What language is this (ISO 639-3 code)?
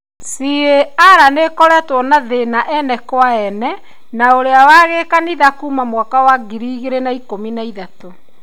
kik